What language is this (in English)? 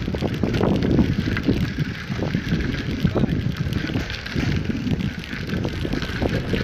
Italian